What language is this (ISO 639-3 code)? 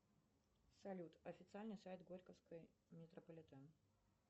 rus